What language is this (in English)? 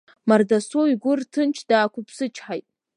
Abkhazian